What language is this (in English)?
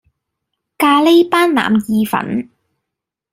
Cantonese